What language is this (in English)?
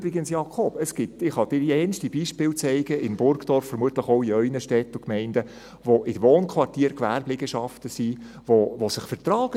Swiss German